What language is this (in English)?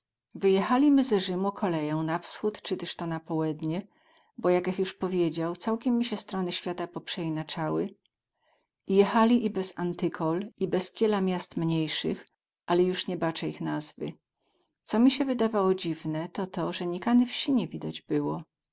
Polish